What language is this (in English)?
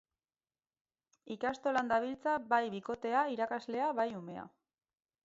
Basque